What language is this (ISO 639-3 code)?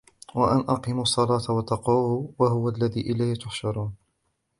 ara